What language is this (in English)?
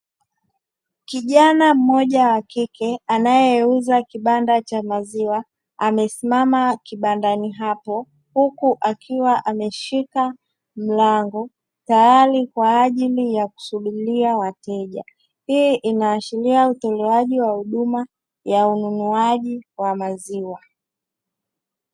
Swahili